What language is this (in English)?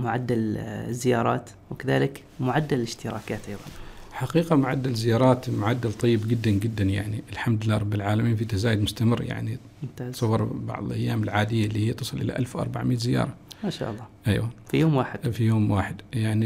Arabic